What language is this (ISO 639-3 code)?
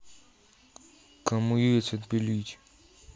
rus